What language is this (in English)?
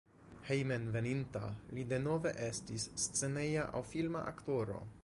Esperanto